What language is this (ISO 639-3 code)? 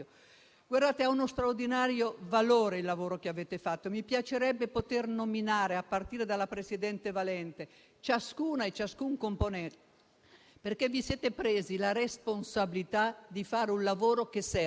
ita